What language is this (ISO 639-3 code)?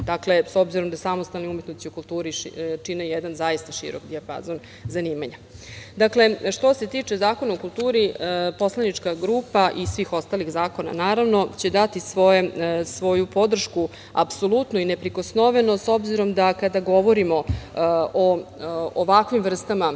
srp